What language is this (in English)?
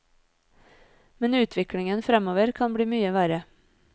Norwegian